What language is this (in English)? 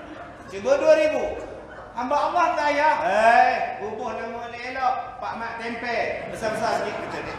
Malay